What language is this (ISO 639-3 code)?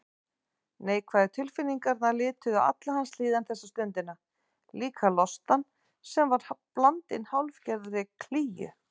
isl